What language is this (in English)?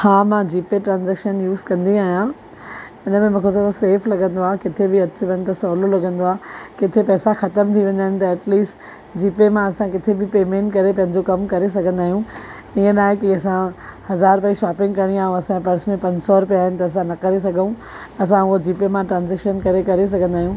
Sindhi